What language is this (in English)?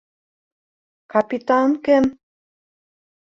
Bashkir